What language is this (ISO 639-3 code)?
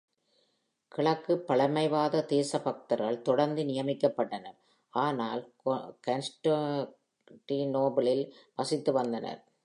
tam